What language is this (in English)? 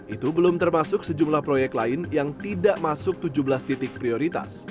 Indonesian